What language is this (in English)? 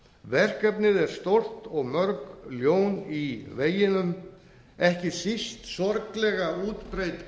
Icelandic